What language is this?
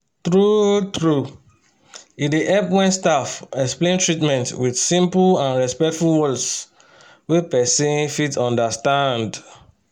Nigerian Pidgin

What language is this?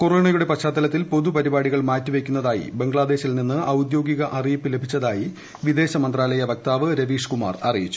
Malayalam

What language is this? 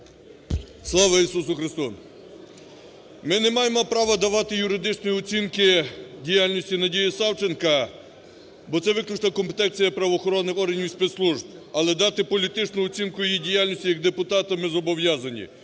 Ukrainian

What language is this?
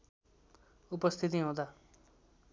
Nepali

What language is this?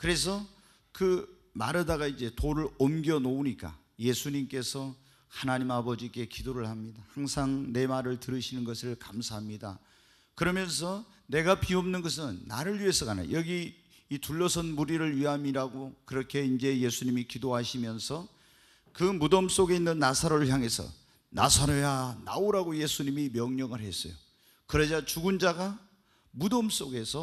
Korean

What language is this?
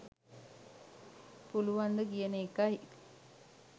Sinhala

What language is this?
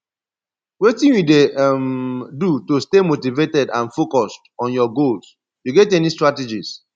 Nigerian Pidgin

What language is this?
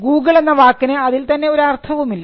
Malayalam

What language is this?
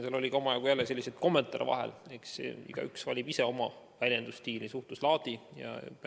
Estonian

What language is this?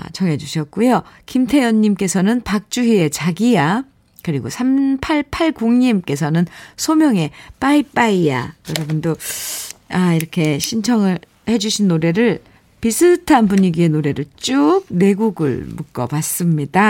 Korean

